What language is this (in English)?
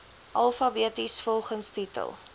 Afrikaans